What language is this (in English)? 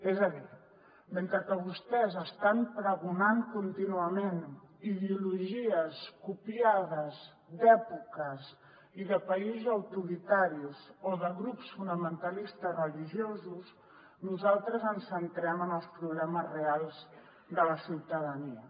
Catalan